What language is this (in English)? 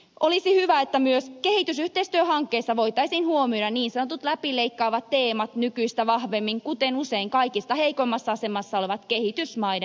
Finnish